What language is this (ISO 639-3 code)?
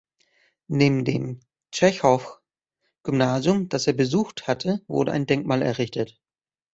deu